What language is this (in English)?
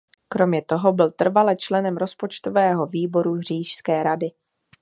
Czech